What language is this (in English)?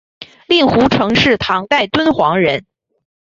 Chinese